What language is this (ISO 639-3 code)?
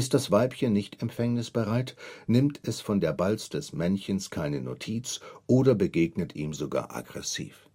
deu